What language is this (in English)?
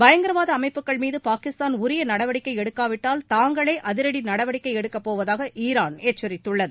Tamil